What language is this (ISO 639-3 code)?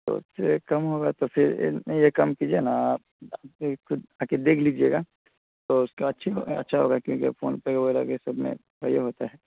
urd